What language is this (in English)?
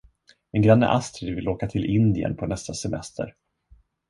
Swedish